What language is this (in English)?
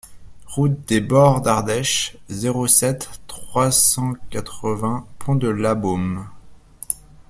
French